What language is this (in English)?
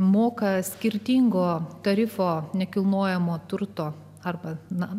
Lithuanian